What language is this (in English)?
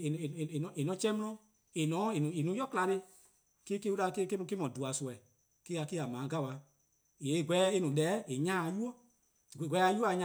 Eastern Krahn